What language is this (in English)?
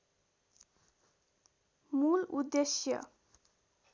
Nepali